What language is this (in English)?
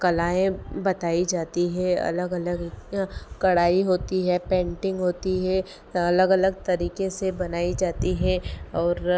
Hindi